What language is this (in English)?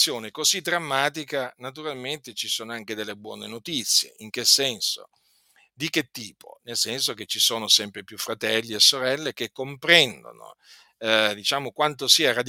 Italian